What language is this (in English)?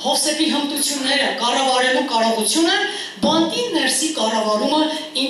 Turkish